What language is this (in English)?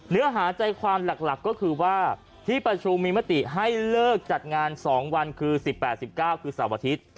Thai